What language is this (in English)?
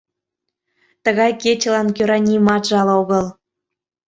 Mari